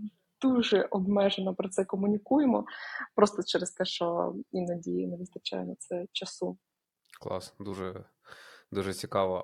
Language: Ukrainian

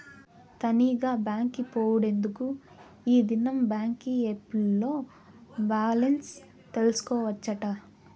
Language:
Telugu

